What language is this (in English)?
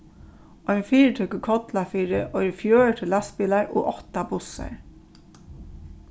Faroese